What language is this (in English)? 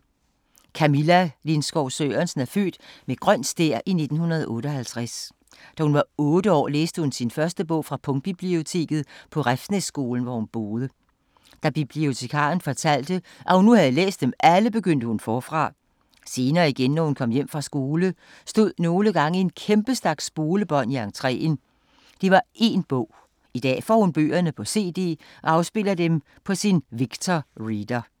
Danish